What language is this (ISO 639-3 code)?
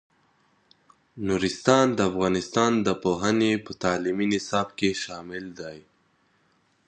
pus